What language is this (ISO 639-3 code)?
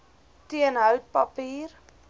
afr